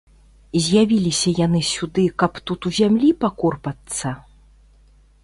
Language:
Belarusian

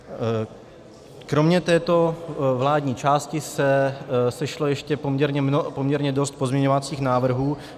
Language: Czech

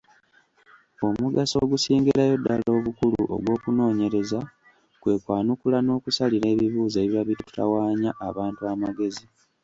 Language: Ganda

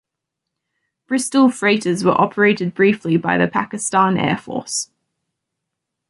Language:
English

